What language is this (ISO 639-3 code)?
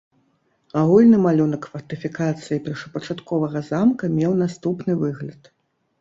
bel